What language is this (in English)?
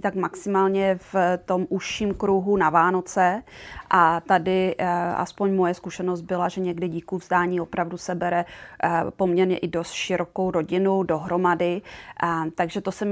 Czech